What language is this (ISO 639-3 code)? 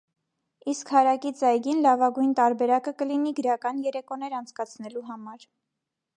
hye